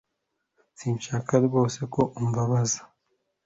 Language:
Kinyarwanda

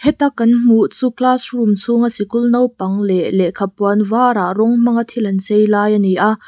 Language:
Mizo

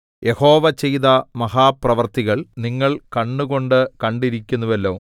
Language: Malayalam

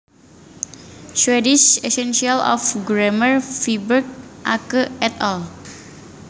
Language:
Javanese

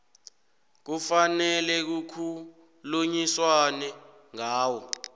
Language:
South Ndebele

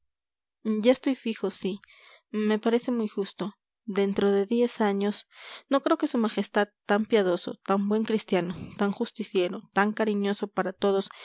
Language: Spanish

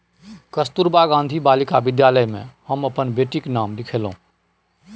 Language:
Maithili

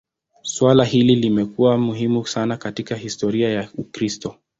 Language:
Swahili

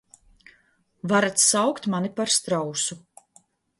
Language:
Latvian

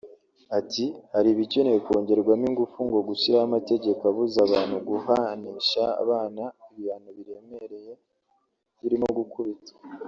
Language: Kinyarwanda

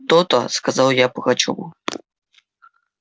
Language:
Russian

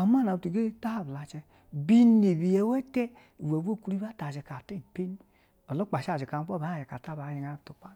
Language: Basa (Nigeria)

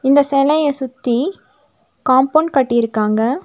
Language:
Tamil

